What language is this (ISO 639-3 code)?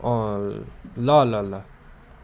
nep